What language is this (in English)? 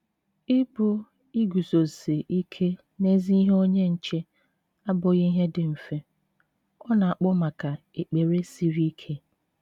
Igbo